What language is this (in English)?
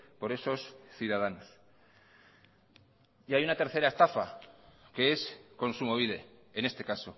Spanish